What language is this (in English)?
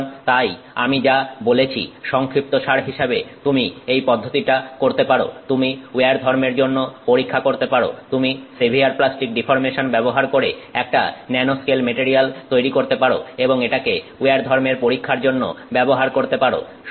Bangla